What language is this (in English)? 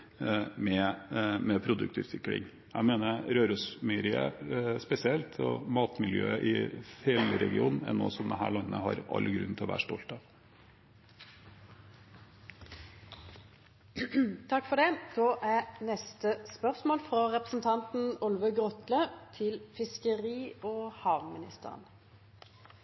Norwegian